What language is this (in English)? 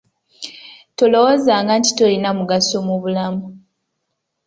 Ganda